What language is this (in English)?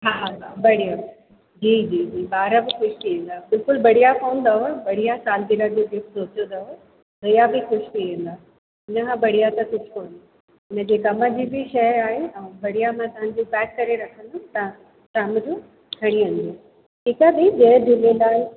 Sindhi